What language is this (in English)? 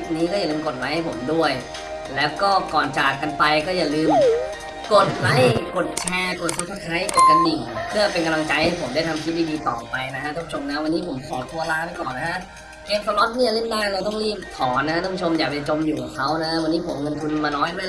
Thai